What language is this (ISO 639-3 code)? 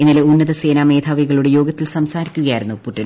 mal